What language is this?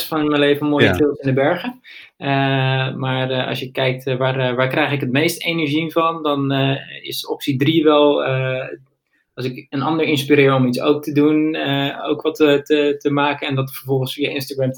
Dutch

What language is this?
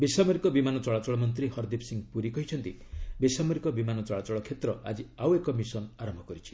Odia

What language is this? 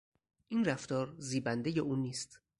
Persian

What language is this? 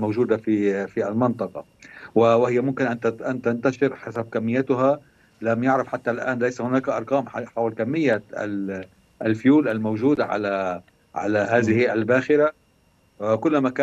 Arabic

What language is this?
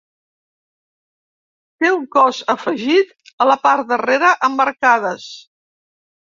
Catalan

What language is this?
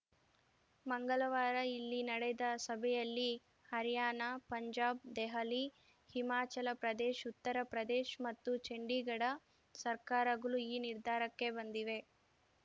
Kannada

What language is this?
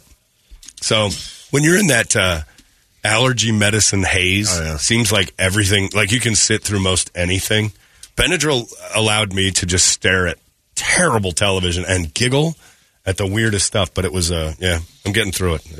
English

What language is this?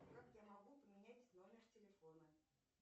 Russian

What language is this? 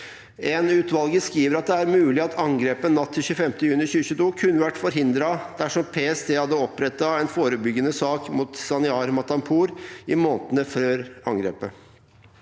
Norwegian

